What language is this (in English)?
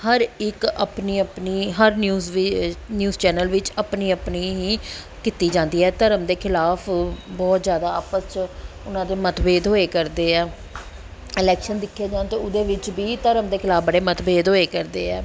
Punjabi